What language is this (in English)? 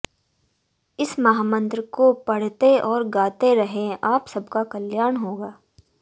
Hindi